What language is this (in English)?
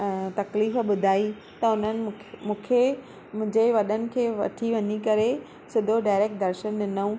Sindhi